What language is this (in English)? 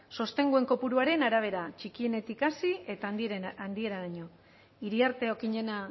Basque